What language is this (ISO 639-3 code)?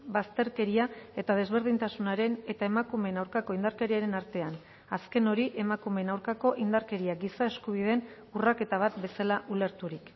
eus